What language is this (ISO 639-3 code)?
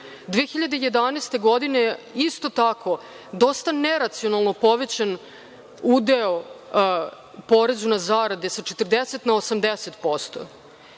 srp